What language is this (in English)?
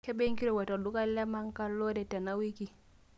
Masai